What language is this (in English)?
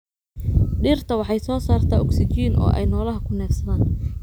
Somali